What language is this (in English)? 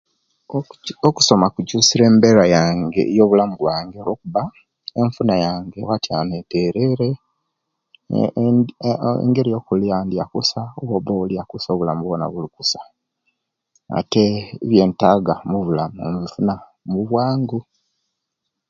Kenyi